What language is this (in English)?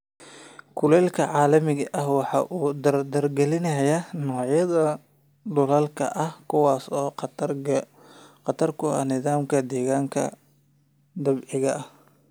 Somali